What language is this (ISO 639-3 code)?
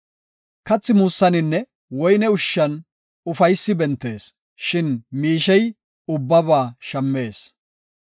gof